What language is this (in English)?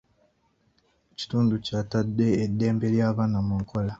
Ganda